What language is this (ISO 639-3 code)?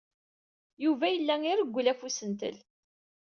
kab